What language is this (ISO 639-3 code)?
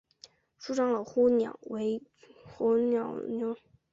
zho